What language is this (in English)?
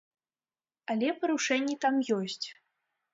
Belarusian